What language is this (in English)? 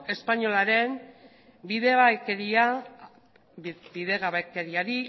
Basque